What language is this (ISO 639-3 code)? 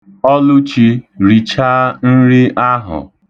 ibo